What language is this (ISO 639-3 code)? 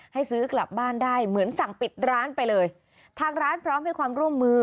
tha